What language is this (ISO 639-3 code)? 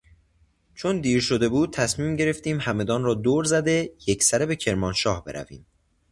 fas